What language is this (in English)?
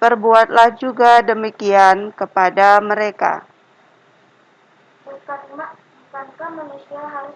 Indonesian